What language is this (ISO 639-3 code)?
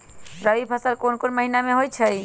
mag